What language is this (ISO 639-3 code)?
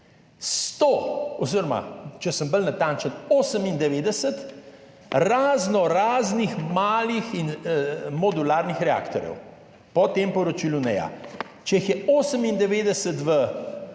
slv